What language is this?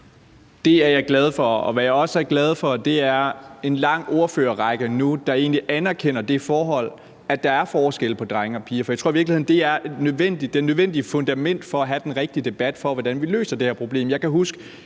Danish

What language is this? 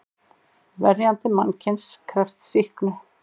Icelandic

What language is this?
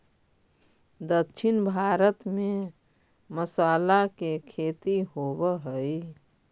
Magahi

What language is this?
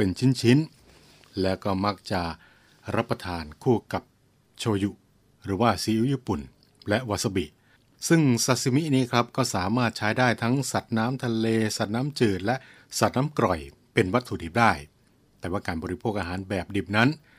Thai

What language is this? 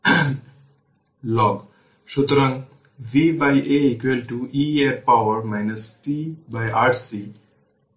Bangla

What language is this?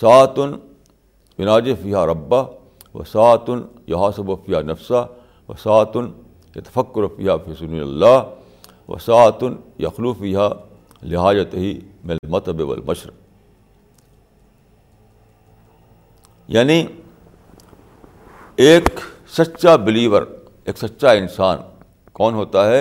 Urdu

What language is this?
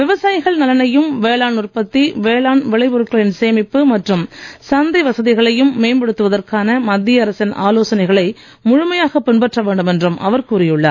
Tamil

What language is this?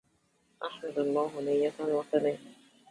Arabic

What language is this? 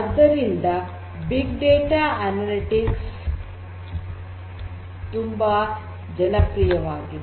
Kannada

